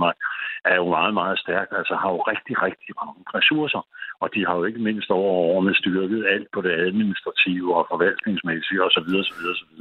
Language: Danish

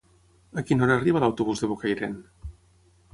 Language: Catalan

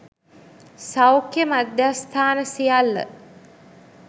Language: Sinhala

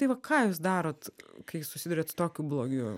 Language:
Lithuanian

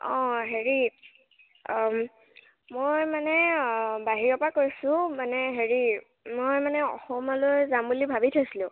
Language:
Assamese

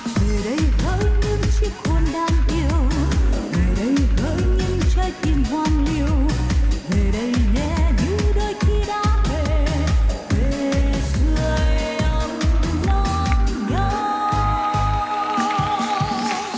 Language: Vietnamese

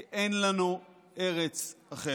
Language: Hebrew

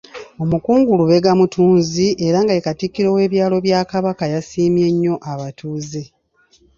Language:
Ganda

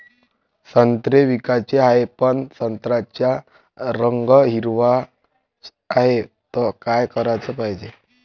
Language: Marathi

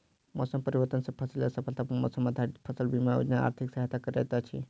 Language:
Maithili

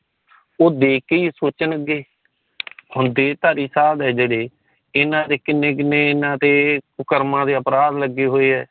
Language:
Punjabi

